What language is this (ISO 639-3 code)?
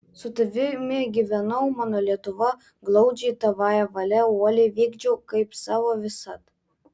lit